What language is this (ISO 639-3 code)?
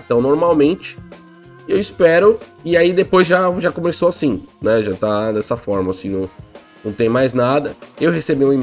por